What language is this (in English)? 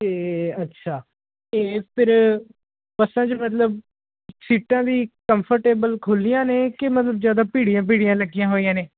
Punjabi